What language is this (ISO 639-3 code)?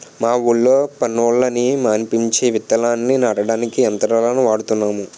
tel